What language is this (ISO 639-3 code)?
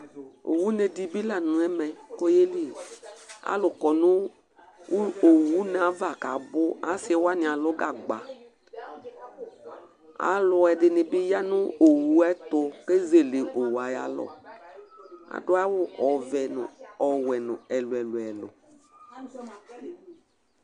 kpo